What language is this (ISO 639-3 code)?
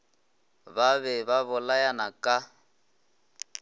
nso